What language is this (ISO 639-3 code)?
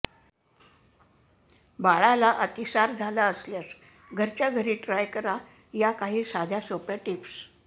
mar